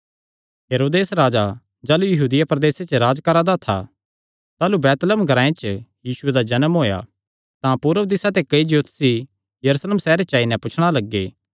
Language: Kangri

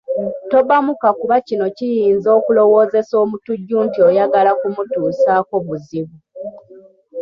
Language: Ganda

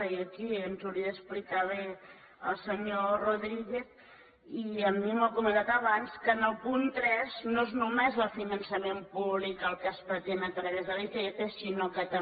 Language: Catalan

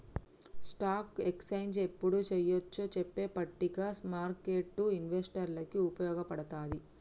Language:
Telugu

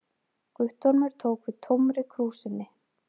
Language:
Icelandic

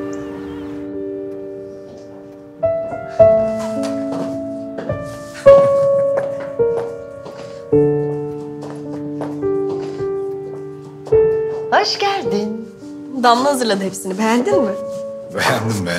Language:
Turkish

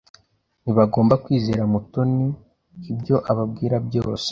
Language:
Kinyarwanda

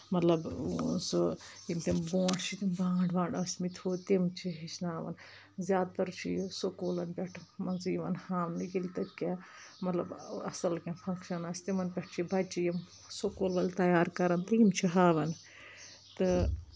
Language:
Kashmiri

